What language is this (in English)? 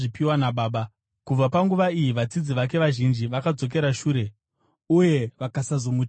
Shona